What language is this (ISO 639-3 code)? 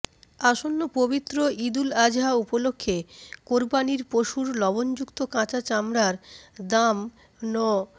ben